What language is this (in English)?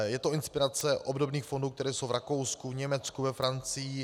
Czech